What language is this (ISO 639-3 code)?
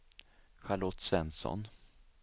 swe